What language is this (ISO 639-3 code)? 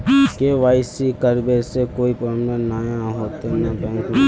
mag